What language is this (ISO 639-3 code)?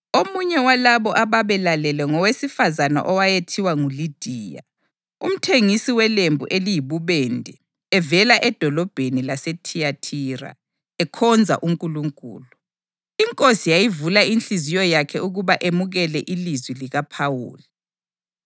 nde